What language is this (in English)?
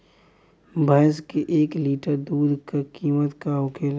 Bhojpuri